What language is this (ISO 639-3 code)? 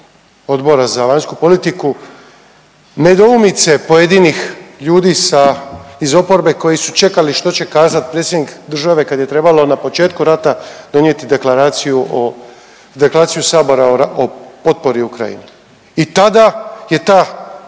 hrv